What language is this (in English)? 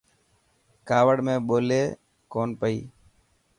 Dhatki